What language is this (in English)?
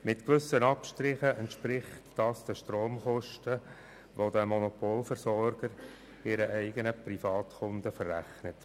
Swiss German